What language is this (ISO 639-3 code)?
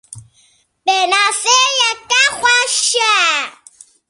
kur